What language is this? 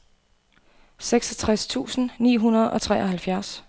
Danish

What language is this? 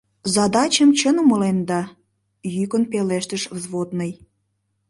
Mari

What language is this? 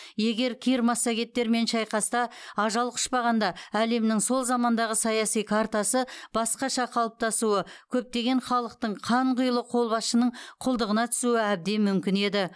Kazakh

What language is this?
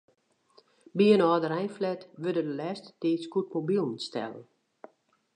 Western Frisian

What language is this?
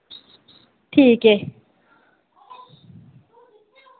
Dogri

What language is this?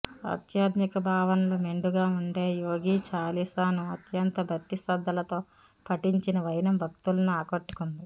Telugu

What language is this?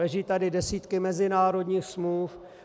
Czech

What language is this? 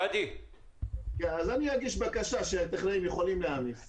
Hebrew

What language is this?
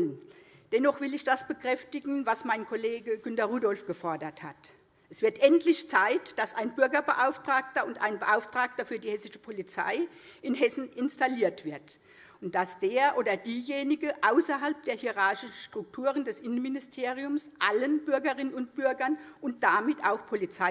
German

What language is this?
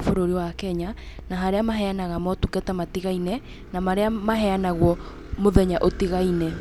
Kikuyu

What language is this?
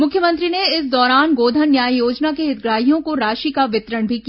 Hindi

